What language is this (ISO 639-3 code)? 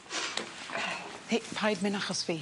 cym